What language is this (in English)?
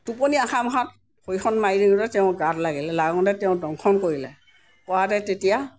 Assamese